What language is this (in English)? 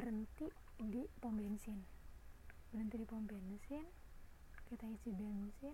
Indonesian